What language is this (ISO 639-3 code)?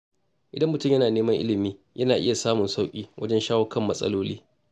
hau